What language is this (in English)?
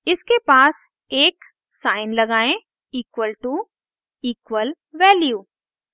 Hindi